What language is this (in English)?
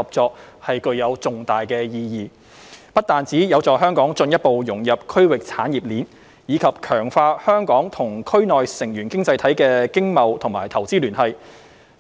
Cantonese